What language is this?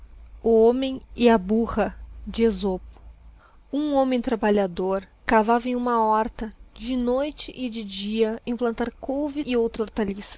Portuguese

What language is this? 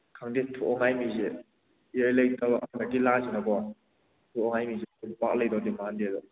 Manipuri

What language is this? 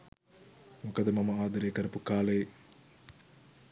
Sinhala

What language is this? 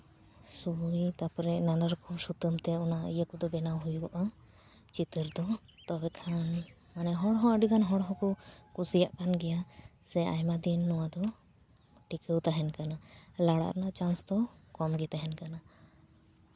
Santali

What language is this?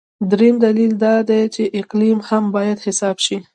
Pashto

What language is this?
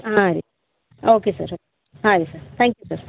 Kannada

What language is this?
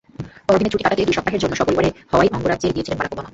Bangla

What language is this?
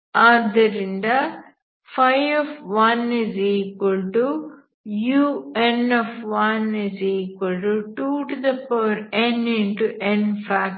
Kannada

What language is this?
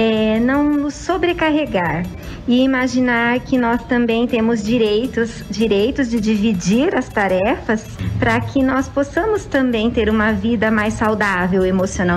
Portuguese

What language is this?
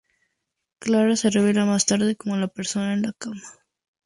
Spanish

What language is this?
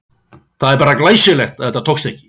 Icelandic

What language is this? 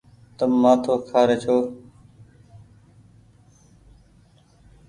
Goaria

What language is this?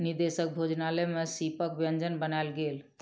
Maithili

